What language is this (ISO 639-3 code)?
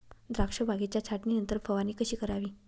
mar